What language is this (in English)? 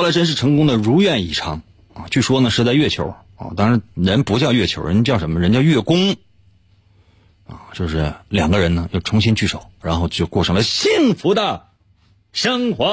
Chinese